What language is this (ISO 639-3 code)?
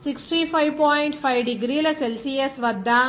tel